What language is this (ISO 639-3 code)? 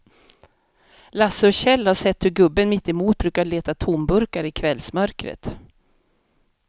swe